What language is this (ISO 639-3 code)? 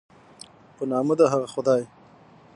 pus